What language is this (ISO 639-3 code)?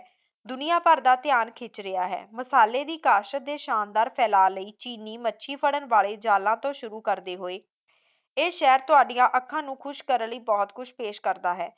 pan